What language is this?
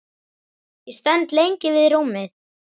Icelandic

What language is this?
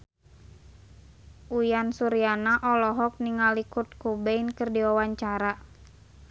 Sundanese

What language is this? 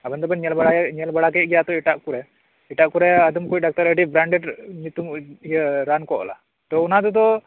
Santali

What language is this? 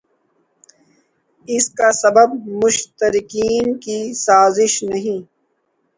Urdu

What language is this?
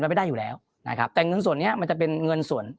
Thai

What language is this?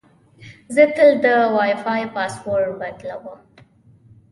Pashto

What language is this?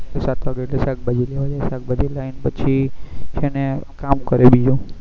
Gujarati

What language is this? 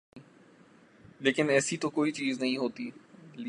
Urdu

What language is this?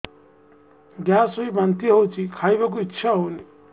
Odia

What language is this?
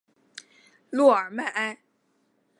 Chinese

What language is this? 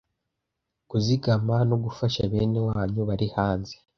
Kinyarwanda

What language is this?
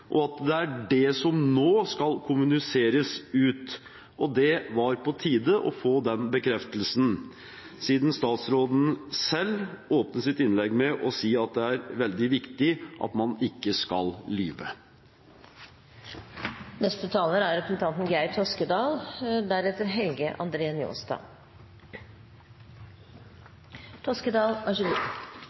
Norwegian Bokmål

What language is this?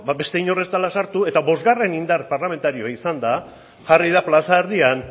Basque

